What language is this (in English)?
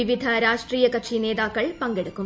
Malayalam